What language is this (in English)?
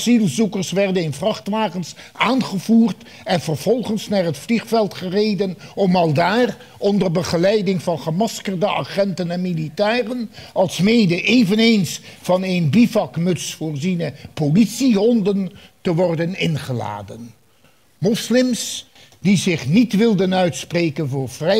Dutch